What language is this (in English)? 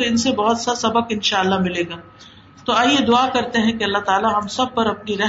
Urdu